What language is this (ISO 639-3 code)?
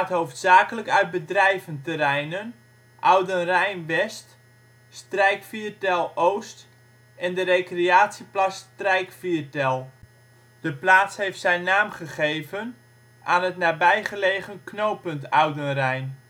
nld